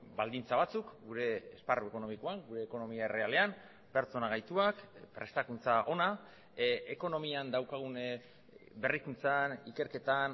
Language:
Basque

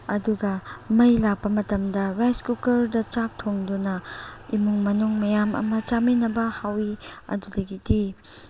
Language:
Manipuri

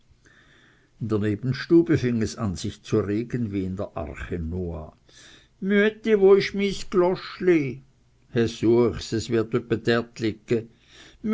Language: German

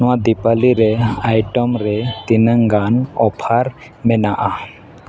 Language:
Santali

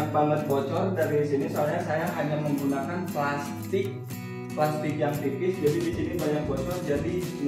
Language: Indonesian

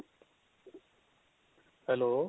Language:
Punjabi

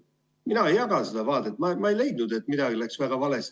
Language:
Estonian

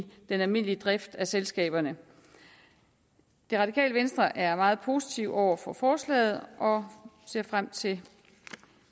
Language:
Danish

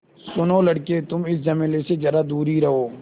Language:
Hindi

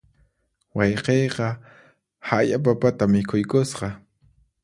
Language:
Puno Quechua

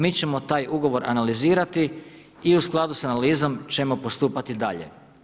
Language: Croatian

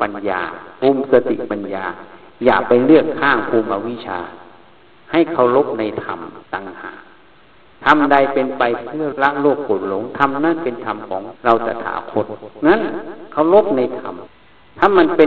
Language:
Thai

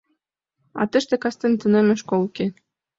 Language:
Mari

